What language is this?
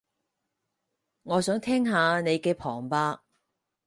Cantonese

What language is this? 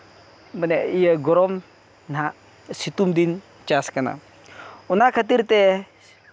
Santali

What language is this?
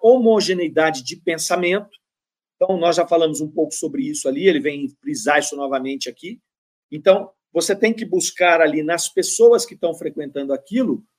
Portuguese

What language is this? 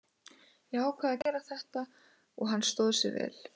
Icelandic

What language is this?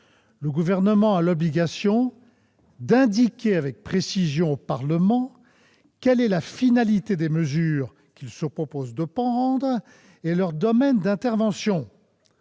French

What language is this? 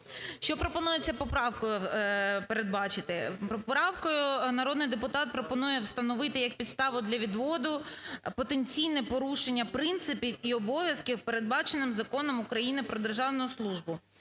Ukrainian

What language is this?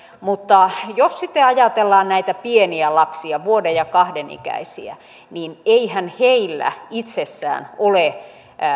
Finnish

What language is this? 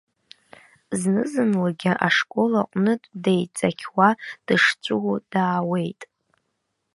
Abkhazian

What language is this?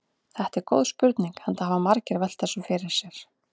Icelandic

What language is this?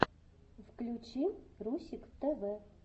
Russian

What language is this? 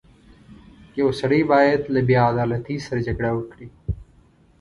Pashto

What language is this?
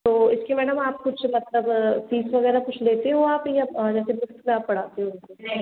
Hindi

